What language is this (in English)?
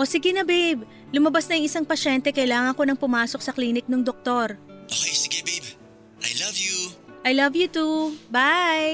Filipino